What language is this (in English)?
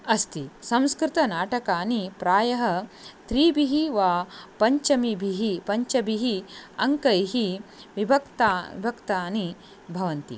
Sanskrit